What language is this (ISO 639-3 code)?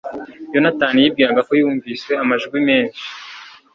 kin